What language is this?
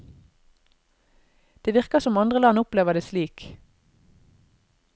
Norwegian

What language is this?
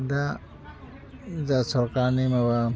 Bodo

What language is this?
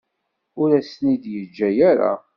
Kabyle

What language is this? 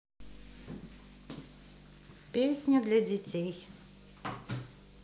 Russian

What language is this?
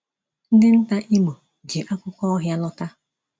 Igbo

